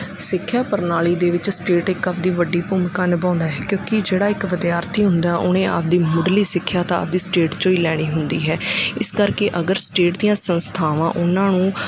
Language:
Punjabi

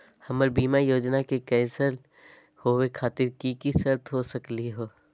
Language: Magahi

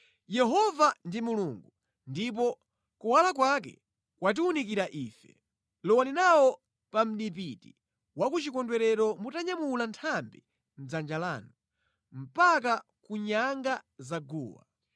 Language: Nyanja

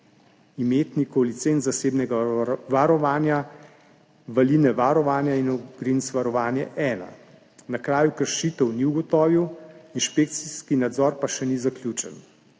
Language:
Slovenian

